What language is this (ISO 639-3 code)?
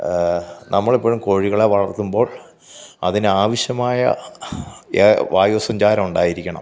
mal